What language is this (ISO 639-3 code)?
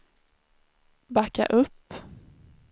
swe